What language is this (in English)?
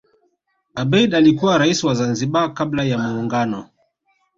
Swahili